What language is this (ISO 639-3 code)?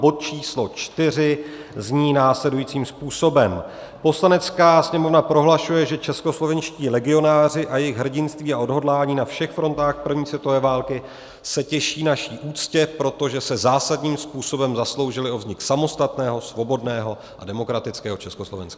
ces